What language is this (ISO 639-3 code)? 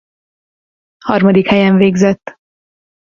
hun